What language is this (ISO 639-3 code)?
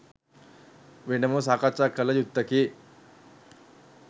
sin